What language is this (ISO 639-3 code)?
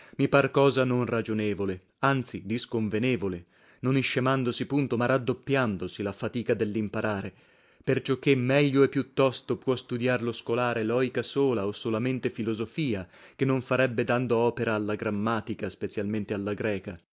ita